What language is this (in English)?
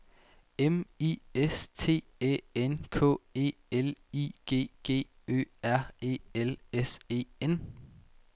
Danish